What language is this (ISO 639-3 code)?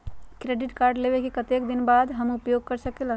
mag